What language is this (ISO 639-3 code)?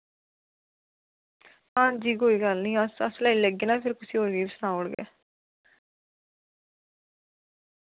doi